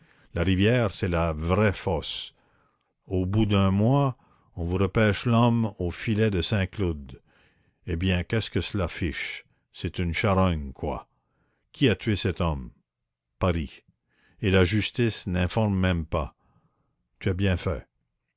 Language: French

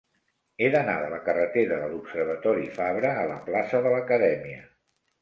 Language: Catalan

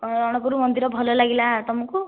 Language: Odia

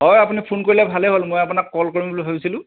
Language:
Assamese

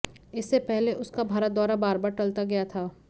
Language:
Hindi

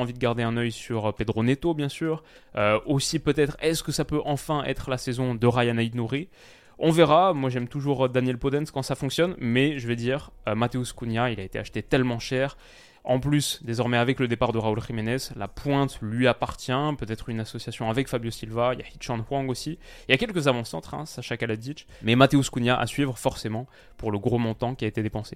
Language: French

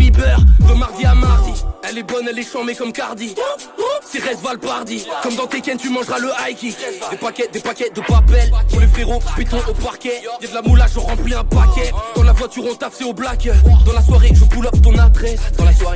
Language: French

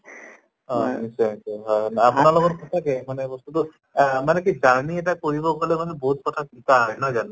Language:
Assamese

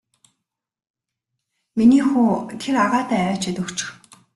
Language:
Mongolian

